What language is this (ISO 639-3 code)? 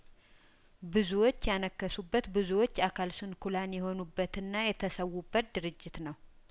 amh